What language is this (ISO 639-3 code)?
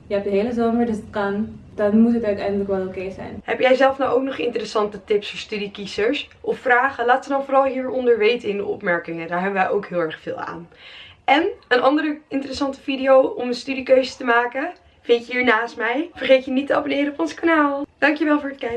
nld